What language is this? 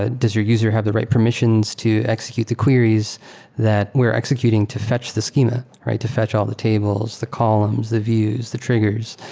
English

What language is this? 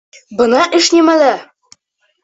Bashkir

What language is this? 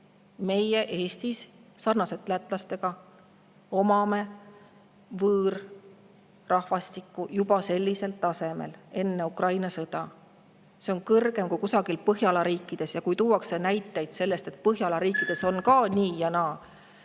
Estonian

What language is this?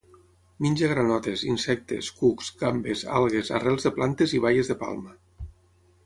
Catalan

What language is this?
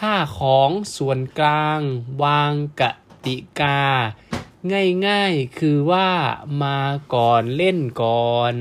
Thai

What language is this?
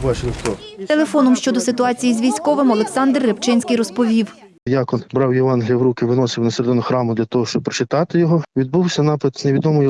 Ukrainian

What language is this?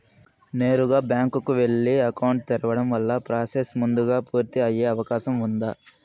Telugu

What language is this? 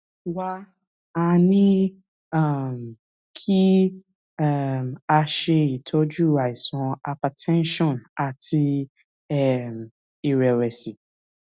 Yoruba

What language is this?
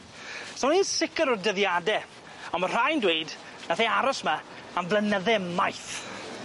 Welsh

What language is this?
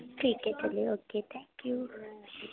Urdu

